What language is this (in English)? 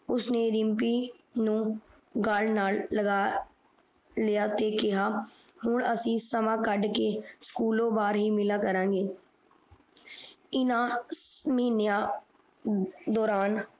Punjabi